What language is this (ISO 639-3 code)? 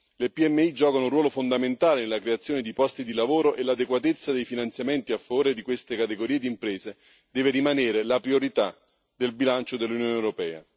ita